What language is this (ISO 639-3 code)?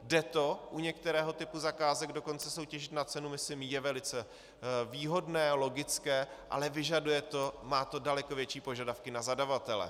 ces